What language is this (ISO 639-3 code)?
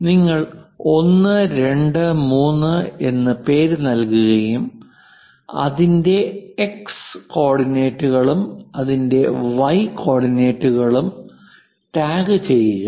mal